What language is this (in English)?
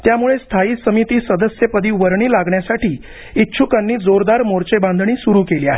Marathi